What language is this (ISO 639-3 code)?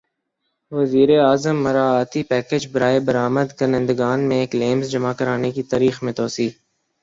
urd